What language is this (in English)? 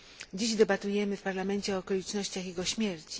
Polish